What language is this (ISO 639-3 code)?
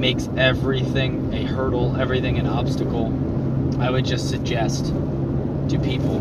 eng